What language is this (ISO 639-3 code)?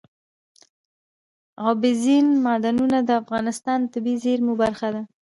pus